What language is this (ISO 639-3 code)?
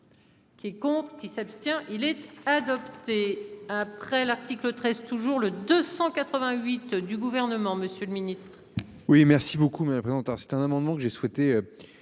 fra